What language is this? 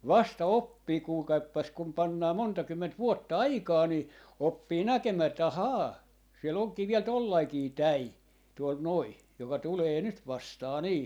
Finnish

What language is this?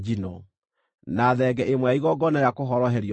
Kikuyu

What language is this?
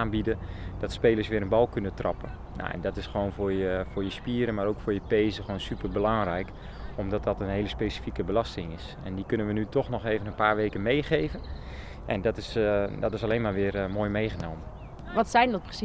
Dutch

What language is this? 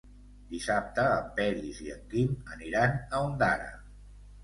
Catalan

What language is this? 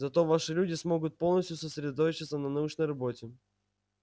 Russian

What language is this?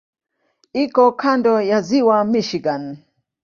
Swahili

